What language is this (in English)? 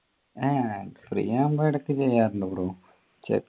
Malayalam